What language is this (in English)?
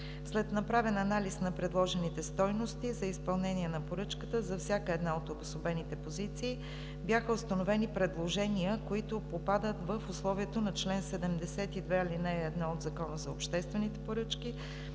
Bulgarian